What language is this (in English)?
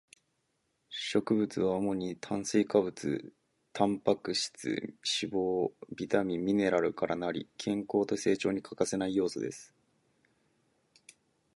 Japanese